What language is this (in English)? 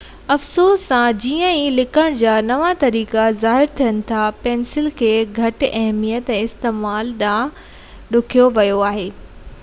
Sindhi